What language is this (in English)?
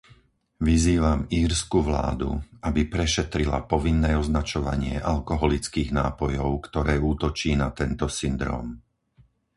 Slovak